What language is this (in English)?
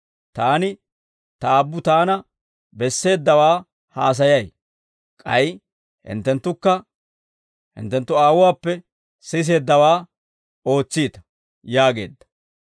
Dawro